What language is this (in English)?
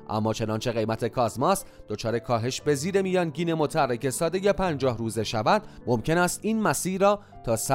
Persian